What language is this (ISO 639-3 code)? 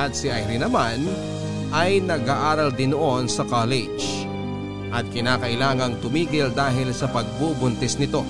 fil